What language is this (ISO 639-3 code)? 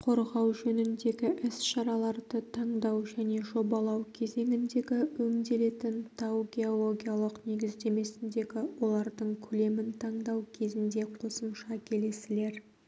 kaz